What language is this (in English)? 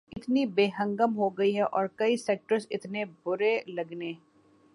Urdu